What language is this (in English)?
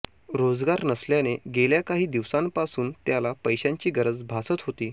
Marathi